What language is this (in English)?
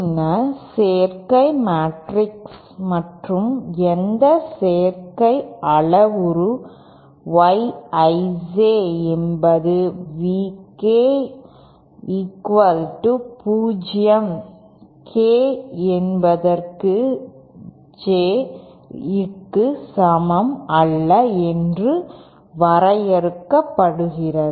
Tamil